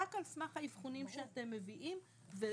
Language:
Hebrew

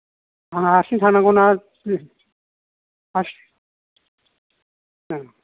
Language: Bodo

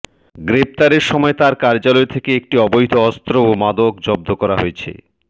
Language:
Bangla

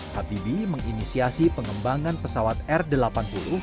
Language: Indonesian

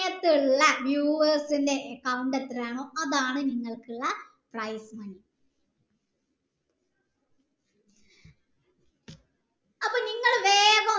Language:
Malayalam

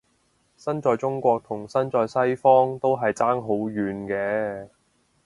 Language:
Cantonese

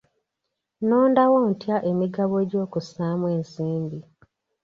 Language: Ganda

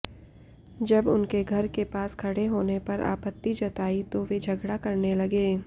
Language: Hindi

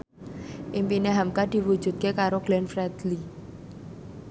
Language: Javanese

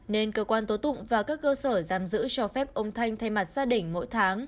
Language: Vietnamese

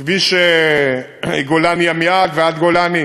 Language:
Hebrew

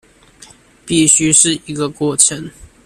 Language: Chinese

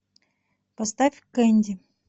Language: Russian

